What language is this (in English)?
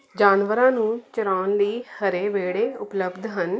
Punjabi